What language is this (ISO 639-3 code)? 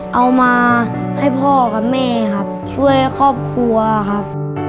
tha